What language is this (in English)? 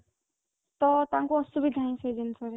Odia